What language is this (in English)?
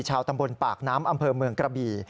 Thai